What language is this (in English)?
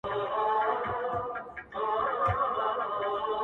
Pashto